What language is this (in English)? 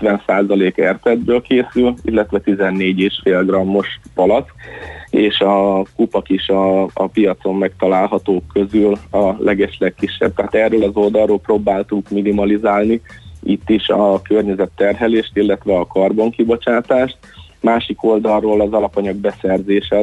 Hungarian